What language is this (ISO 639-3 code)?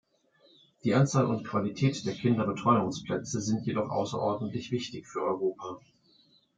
deu